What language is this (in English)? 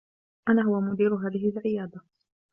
Arabic